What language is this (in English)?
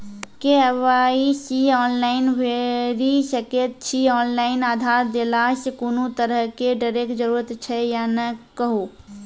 Maithili